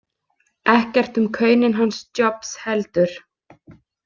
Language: Icelandic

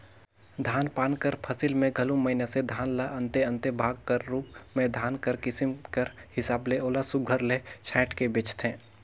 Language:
Chhattisgarhi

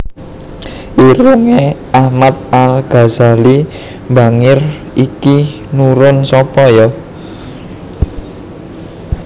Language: Javanese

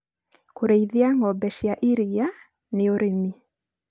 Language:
Kikuyu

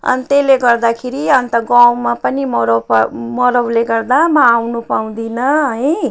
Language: Nepali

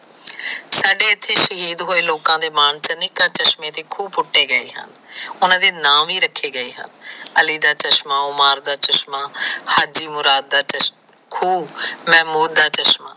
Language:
Punjabi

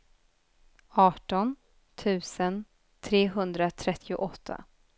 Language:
Swedish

